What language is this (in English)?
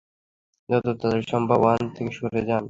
Bangla